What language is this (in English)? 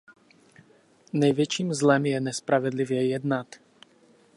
Czech